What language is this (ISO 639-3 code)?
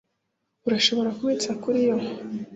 kin